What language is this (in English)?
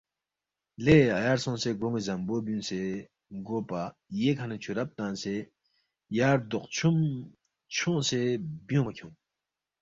Balti